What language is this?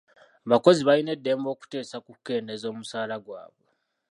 Ganda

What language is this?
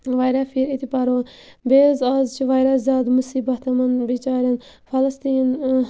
Kashmiri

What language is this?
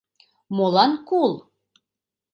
Mari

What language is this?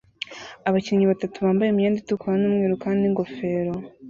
Kinyarwanda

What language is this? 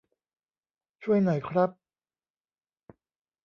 Thai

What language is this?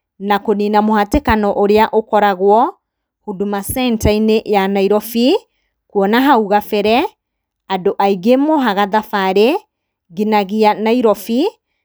Kikuyu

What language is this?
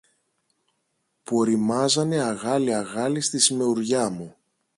Greek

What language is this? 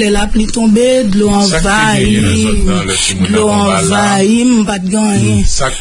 French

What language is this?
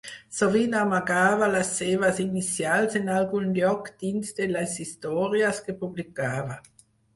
Catalan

